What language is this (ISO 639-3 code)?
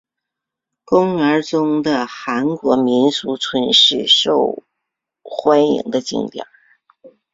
zho